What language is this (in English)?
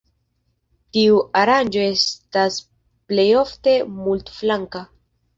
Esperanto